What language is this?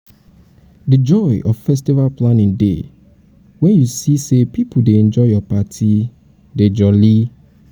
Nigerian Pidgin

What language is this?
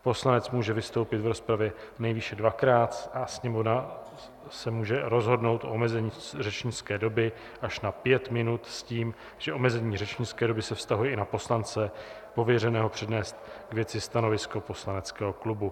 Czech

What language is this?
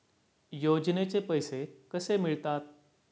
Marathi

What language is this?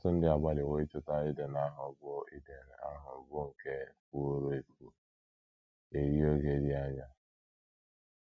Igbo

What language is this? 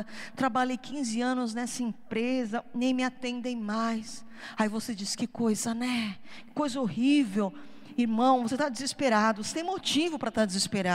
Portuguese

